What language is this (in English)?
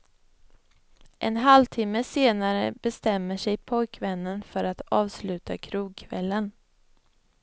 Swedish